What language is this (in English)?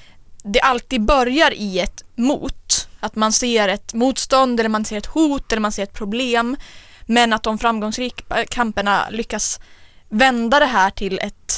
Swedish